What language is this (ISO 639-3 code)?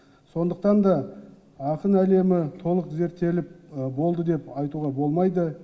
kaz